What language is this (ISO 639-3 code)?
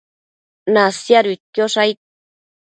mcf